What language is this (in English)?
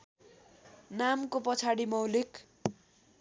Nepali